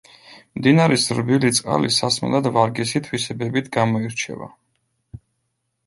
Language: Georgian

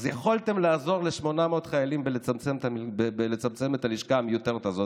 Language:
Hebrew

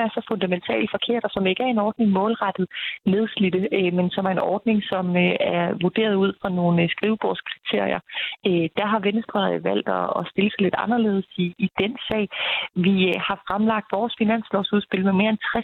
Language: Danish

